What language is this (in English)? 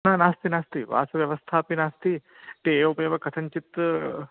Sanskrit